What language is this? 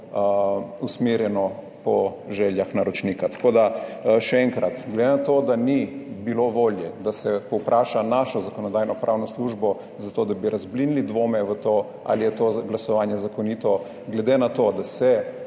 Slovenian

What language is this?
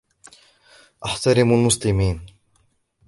Arabic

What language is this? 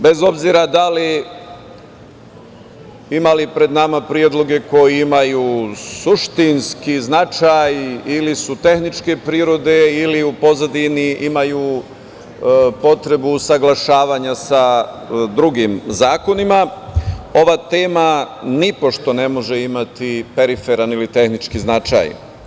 Serbian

